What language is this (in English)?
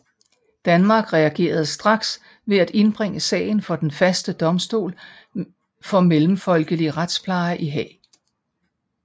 Danish